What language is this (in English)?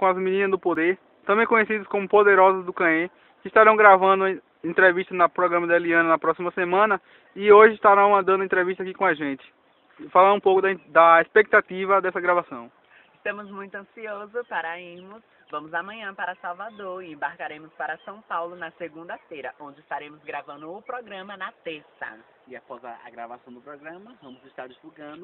Portuguese